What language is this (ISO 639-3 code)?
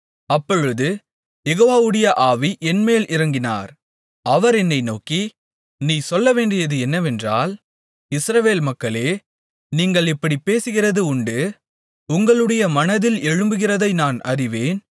tam